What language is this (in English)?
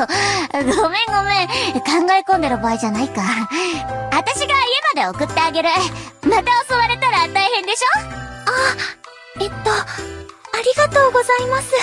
Japanese